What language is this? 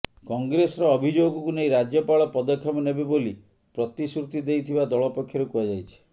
Odia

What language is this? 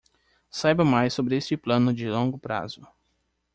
Portuguese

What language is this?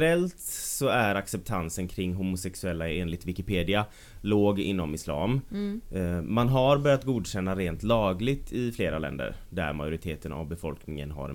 Swedish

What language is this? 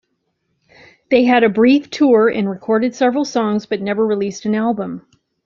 English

